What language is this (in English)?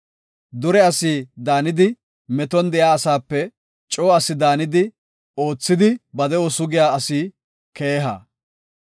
Gofa